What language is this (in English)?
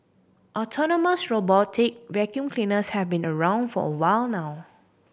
English